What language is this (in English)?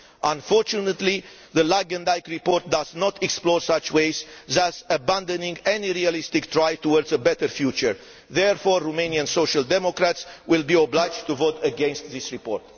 English